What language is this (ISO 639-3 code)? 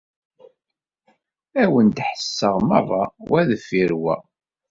kab